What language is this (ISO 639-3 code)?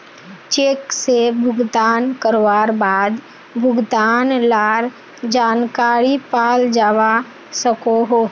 mag